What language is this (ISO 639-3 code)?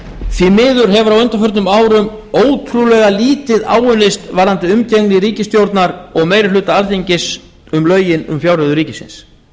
isl